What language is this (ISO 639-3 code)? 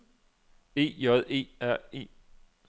dan